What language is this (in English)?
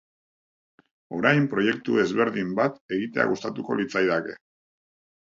Basque